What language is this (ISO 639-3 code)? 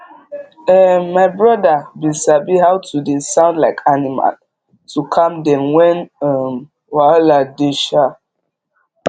pcm